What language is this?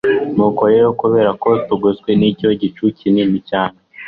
Kinyarwanda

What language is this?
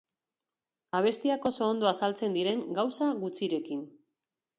Basque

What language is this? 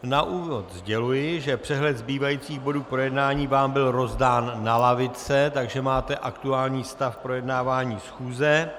Czech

